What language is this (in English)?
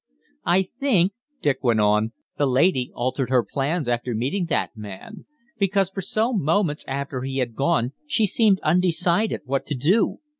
English